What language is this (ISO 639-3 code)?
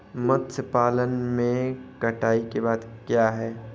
hin